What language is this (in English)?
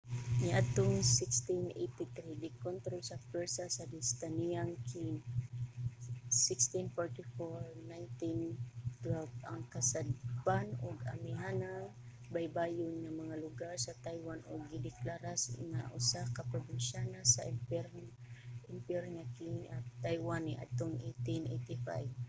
Cebuano